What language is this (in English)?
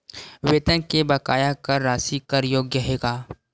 Chhattisgarhi